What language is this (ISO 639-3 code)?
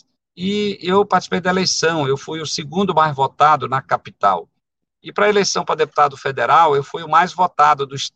por